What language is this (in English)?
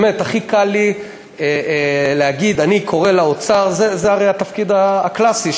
Hebrew